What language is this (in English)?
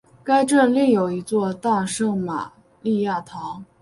Chinese